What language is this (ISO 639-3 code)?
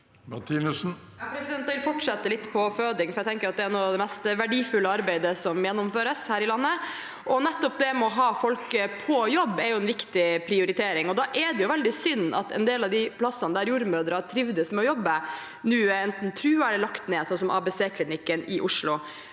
nor